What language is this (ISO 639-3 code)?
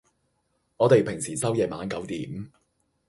yue